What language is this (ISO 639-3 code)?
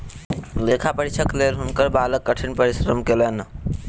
mai